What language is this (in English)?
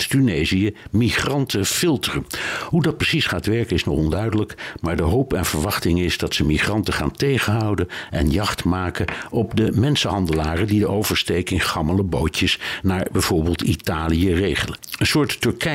Dutch